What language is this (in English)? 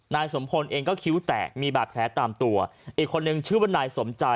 Thai